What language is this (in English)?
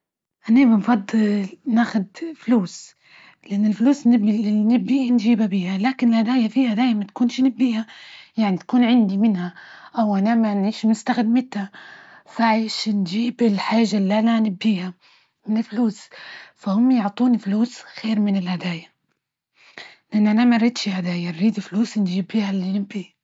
Libyan Arabic